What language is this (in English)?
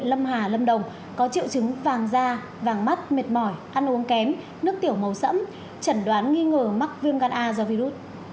Vietnamese